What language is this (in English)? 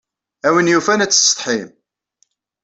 Kabyle